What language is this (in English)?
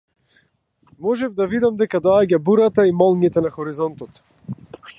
Macedonian